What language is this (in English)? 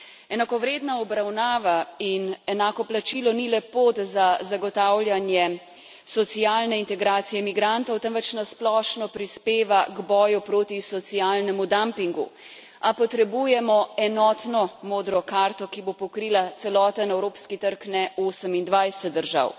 Slovenian